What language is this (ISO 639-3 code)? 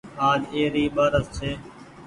gig